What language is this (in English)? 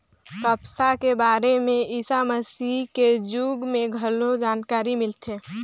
Chhattisgarhi